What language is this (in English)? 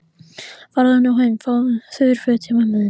Icelandic